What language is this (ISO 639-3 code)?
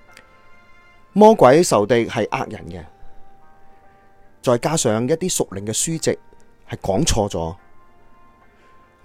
zho